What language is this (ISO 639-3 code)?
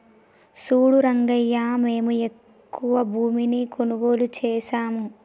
tel